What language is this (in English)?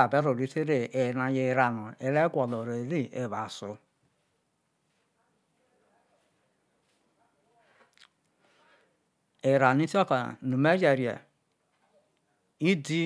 Isoko